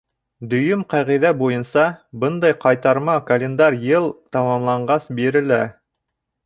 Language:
Bashkir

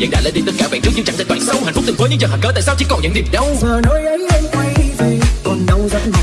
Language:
Vietnamese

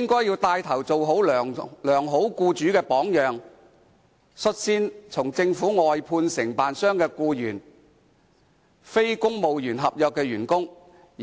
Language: Cantonese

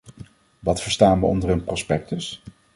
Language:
Dutch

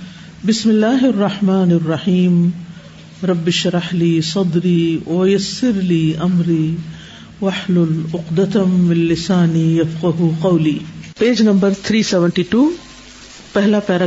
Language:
Urdu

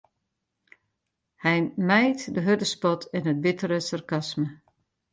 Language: Western Frisian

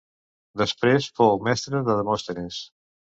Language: Catalan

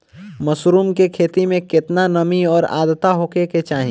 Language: Bhojpuri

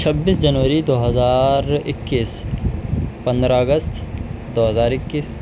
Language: Urdu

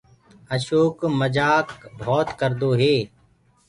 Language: Gurgula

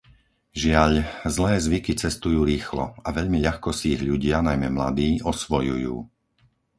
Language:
Slovak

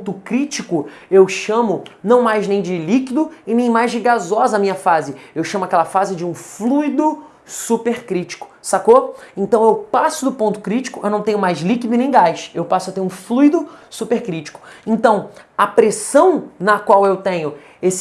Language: Portuguese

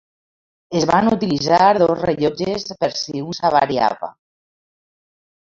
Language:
Catalan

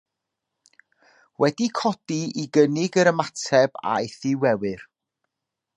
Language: Welsh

